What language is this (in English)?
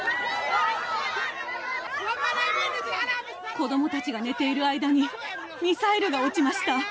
Japanese